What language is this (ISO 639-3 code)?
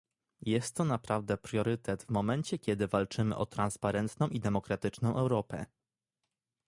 pol